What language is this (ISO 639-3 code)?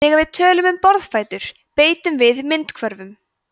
isl